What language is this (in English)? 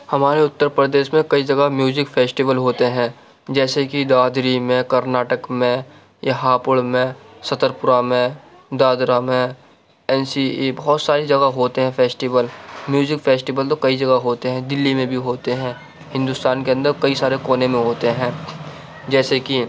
Urdu